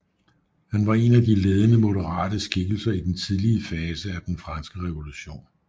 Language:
Danish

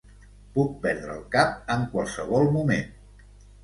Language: Catalan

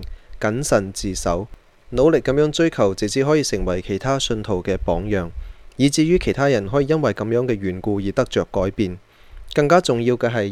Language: Chinese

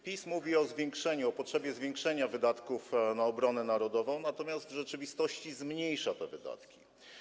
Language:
Polish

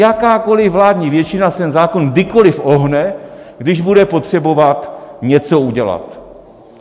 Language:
Czech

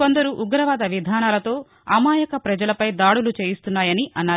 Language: Telugu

